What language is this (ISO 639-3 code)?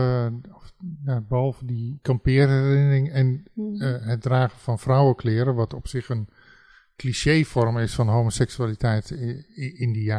nld